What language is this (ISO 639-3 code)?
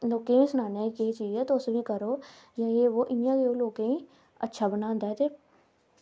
doi